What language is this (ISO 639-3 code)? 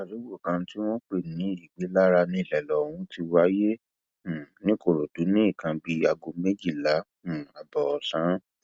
yor